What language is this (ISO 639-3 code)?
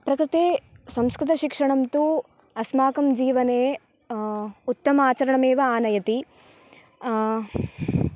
san